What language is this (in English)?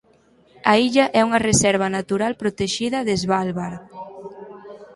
Galician